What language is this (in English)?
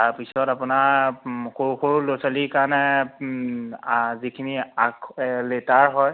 Assamese